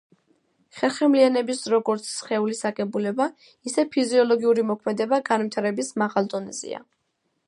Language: Georgian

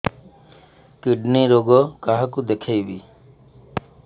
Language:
Odia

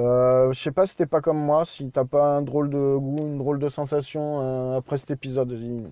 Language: French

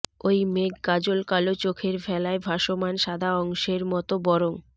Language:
Bangla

